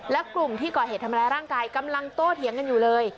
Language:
Thai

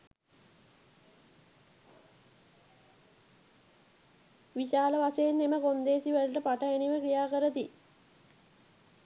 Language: Sinhala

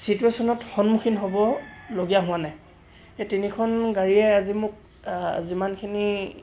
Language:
Assamese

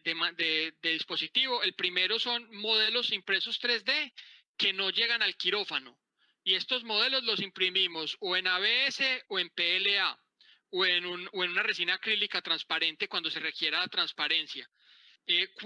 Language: Spanish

